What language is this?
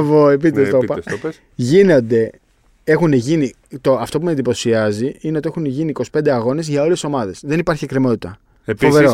Greek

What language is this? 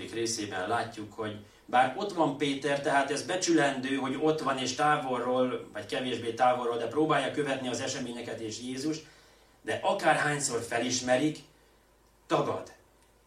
Hungarian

